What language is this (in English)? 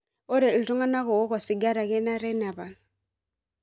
Masai